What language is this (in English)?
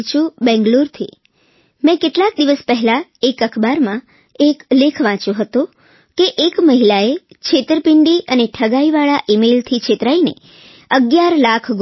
Gujarati